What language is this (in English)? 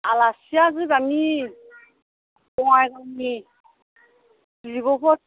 Bodo